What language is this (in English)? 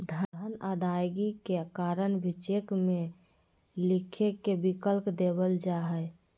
Magahi